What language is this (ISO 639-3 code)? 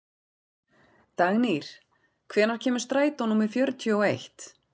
isl